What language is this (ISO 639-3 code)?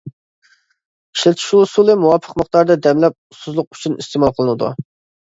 uig